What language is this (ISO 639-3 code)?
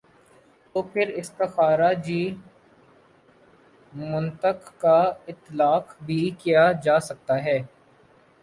urd